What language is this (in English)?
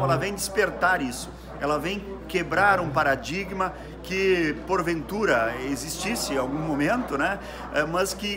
Portuguese